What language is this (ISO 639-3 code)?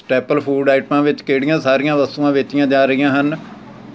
pan